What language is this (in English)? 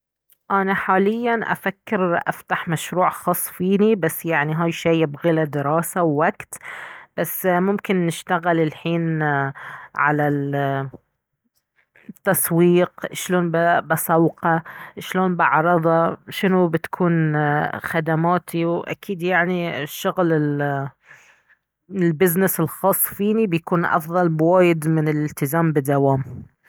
Baharna Arabic